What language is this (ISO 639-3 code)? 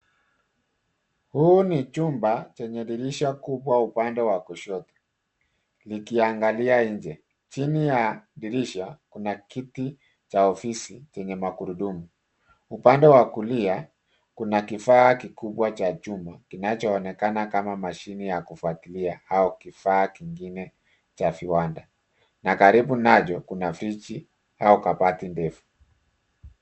swa